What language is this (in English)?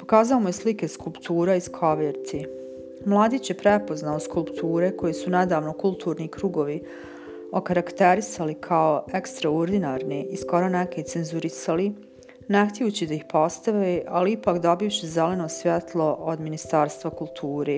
Croatian